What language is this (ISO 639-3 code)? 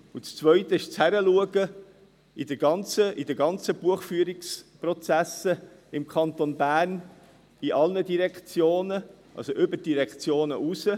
gsw